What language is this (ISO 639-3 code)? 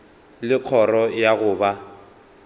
nso